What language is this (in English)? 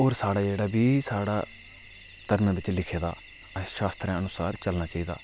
Dogri